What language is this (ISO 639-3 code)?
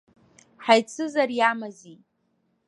abk